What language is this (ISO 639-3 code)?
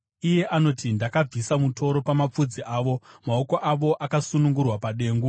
sna